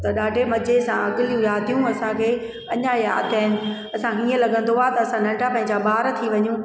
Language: Sindhi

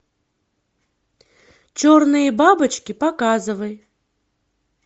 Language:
Russian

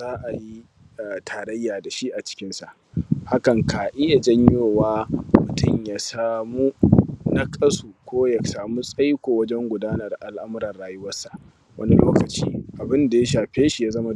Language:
Hausa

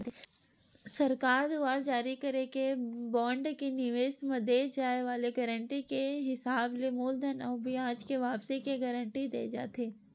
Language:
Chhattisgarhi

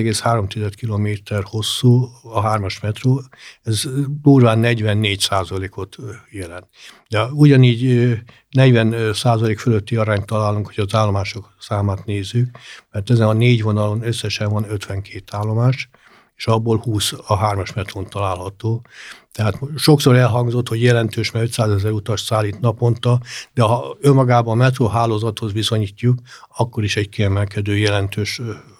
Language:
Hungarian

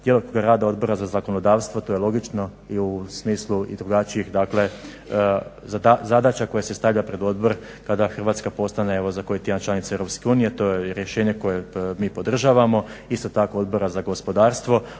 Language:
Croatian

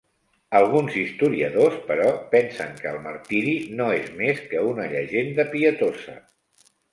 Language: Catalan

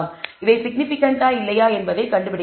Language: Tamil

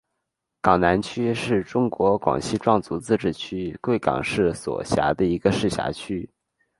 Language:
Chinese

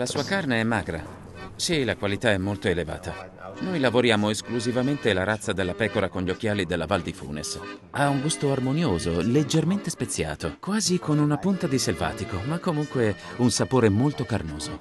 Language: Italian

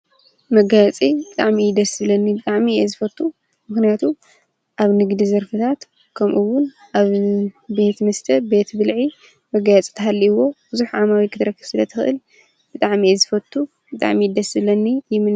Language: Tigrinya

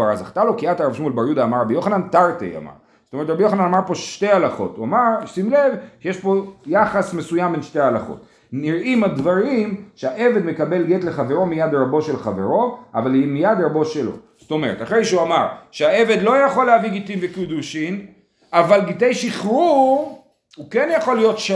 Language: Hebrew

